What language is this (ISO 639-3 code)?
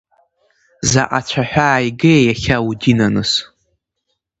abk